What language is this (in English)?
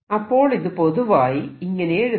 Malayalam